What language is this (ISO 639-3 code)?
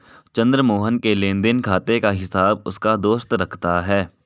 hin